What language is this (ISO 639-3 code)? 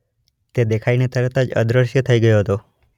guj